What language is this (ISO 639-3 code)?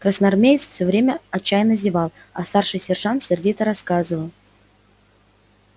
rus